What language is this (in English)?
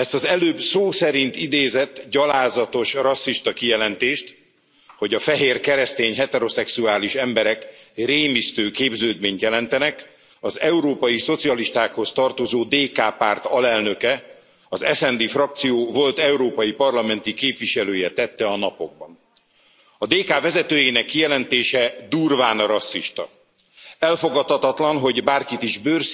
Hungarian